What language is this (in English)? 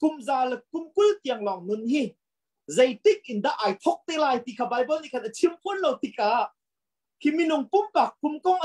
Thai